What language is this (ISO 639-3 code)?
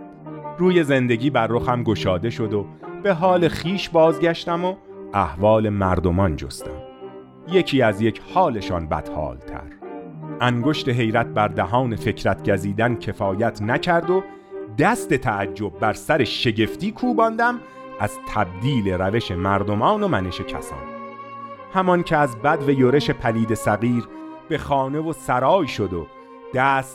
fas